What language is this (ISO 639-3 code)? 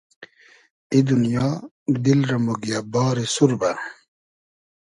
haz